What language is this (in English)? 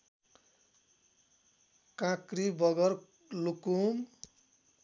Nepali